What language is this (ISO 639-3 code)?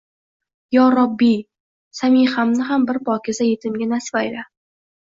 uzb